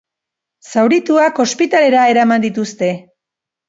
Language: Basque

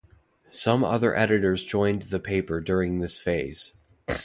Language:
English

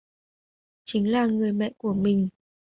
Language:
Vietnamese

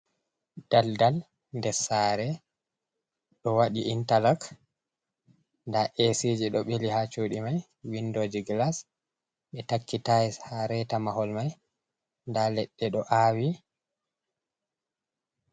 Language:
Fula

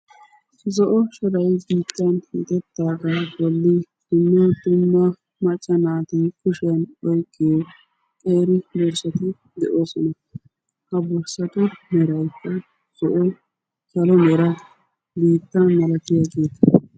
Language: Wolaytta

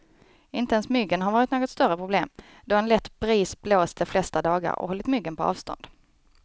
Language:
Swedish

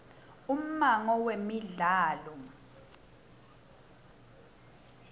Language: Swati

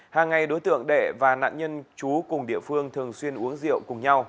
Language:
Vietnamese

